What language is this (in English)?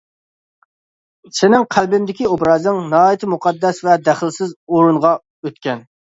Uyghur